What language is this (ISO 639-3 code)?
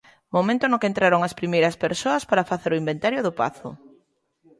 glg